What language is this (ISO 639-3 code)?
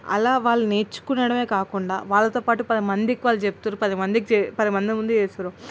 tel